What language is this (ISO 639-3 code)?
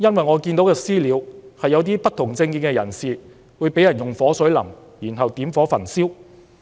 yue